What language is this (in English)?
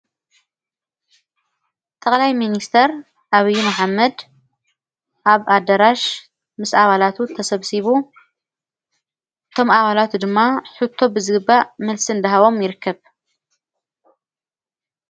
Tigrinya